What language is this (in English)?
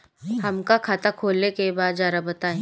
Bhojpuri